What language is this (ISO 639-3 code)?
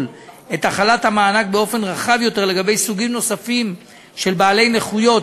heb